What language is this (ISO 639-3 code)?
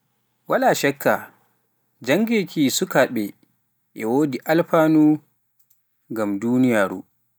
fuf